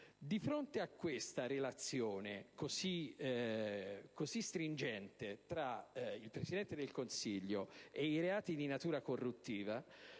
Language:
Italian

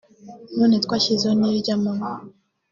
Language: Kinyarwanda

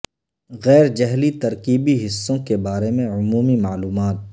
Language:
Urdu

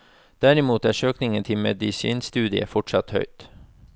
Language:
Norwegian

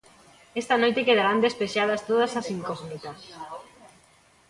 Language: Galician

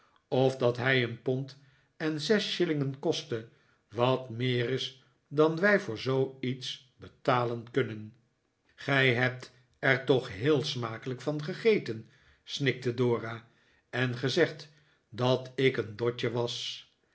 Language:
Dutch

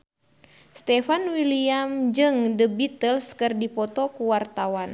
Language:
Sundanese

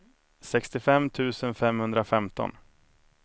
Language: Swedish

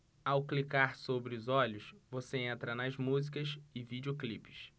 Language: Portuguese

